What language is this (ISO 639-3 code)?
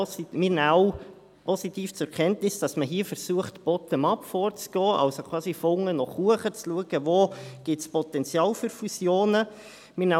gsw